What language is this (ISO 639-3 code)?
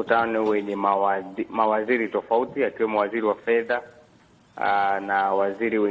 swa